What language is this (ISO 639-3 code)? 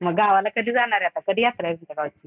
mar